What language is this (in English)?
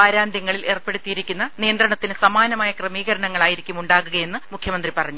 Malayalam